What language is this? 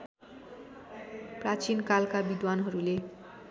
Nepali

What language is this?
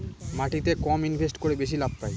Bangla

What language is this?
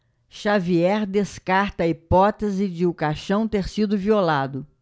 Portuguese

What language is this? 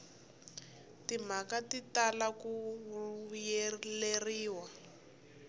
Tsonga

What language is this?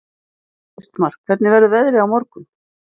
Icelandic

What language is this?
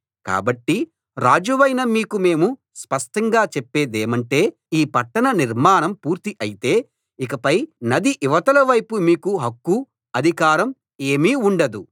Telugu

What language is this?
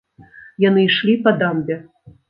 Belarusian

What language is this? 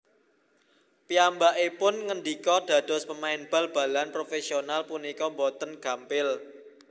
Javanese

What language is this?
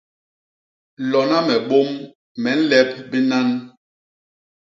Basaa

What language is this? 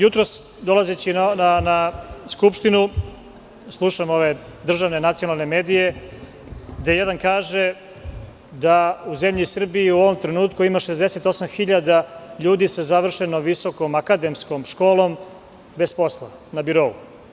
Serbian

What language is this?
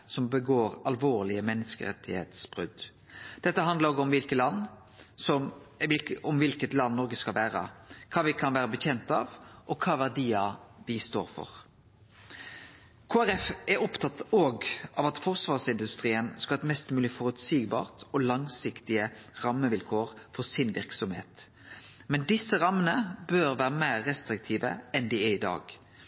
Norwegian Nynorsk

